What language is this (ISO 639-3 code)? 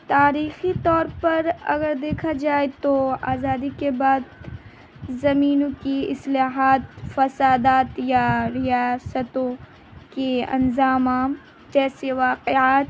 urd